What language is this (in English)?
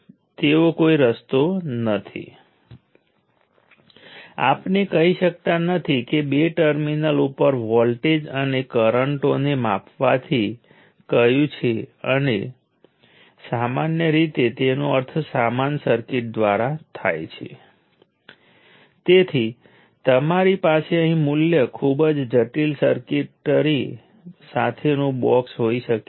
Gujarati